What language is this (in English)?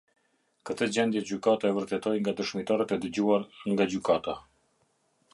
Albanian